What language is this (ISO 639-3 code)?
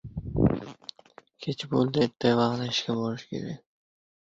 uzb